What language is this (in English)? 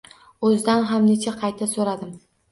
Uzbek